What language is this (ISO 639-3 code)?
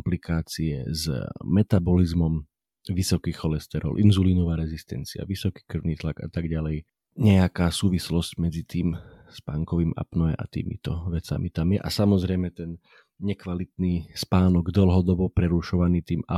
slk